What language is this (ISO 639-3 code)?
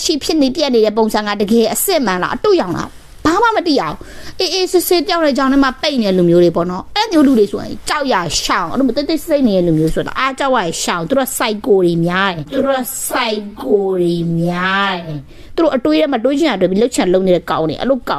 tha